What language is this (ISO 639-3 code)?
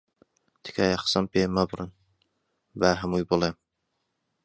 ckb